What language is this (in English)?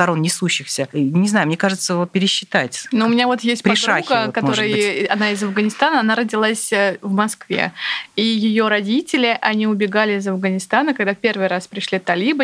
Russian